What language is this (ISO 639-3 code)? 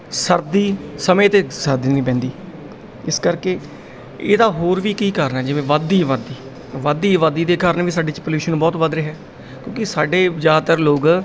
pan